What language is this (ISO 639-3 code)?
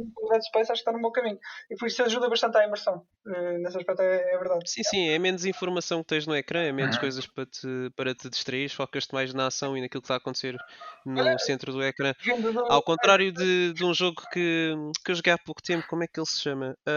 por